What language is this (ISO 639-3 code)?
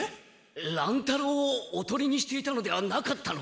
jpn